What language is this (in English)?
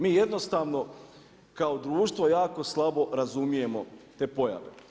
Croatian